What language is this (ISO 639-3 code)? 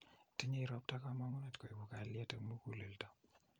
kln